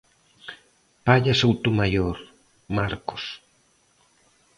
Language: Galician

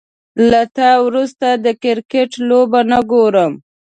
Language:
Pashto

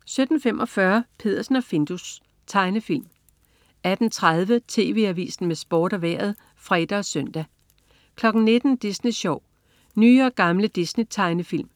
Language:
Danish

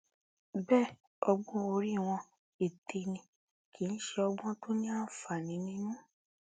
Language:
Yoruba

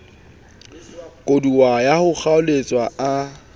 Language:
Southern Sotho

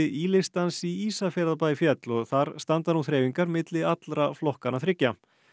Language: Icelandic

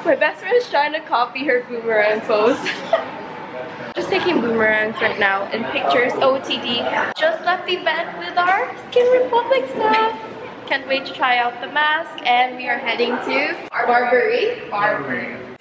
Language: English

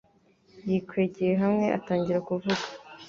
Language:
Kinyarwanda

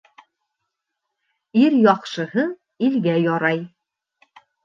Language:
Bashkir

